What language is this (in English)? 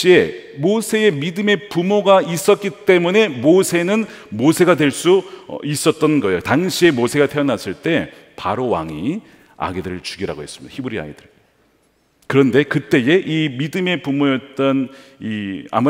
Korean